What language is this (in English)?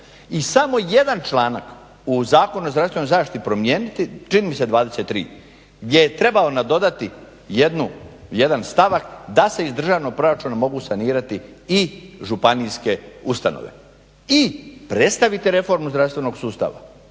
Croatian